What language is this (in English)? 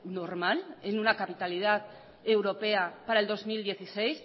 Spanish